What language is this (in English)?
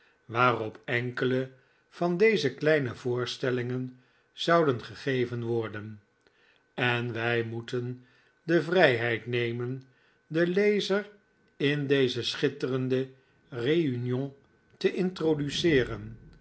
Dutch